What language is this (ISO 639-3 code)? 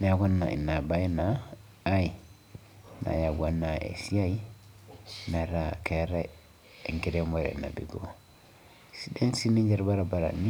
mas